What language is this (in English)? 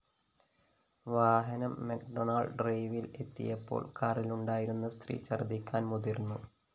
Malayalam